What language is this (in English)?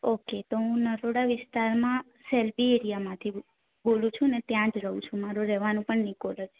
Gujarati